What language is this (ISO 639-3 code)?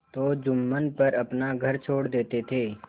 hin